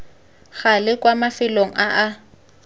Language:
Tswana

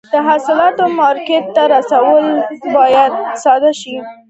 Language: Pashto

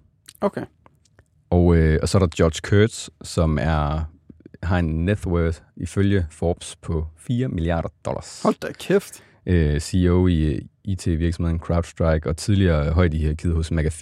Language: Danish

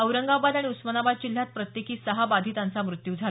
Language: Marathi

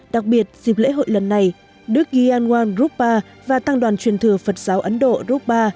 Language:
Vietnamese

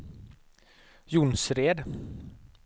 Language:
Swedish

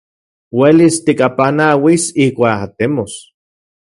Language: Central Puebla Nahuatl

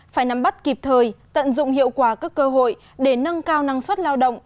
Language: Vietnamese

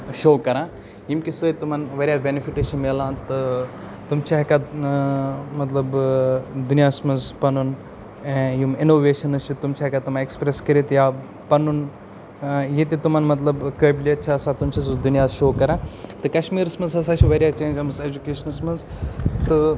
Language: Kashmiri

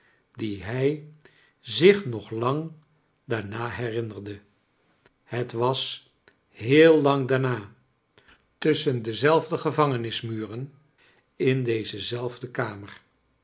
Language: Dutch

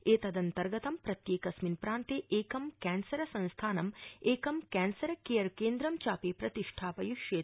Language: Sanskrit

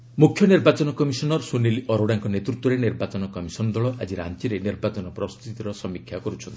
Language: Odia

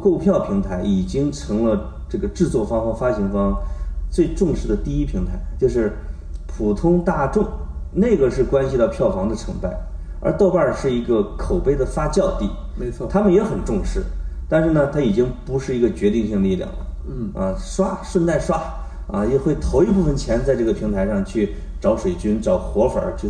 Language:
Chinese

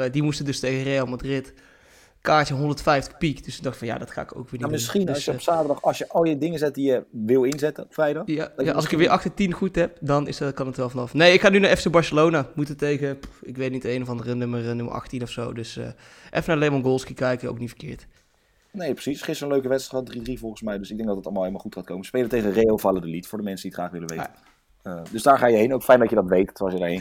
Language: Dutch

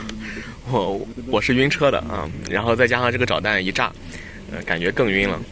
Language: Chinese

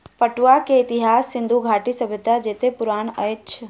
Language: Maithili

